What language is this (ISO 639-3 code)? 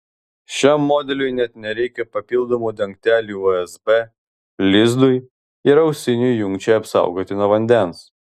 lit